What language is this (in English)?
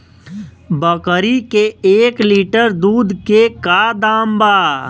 Bhojpuri